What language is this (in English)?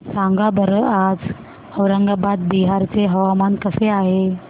Marathi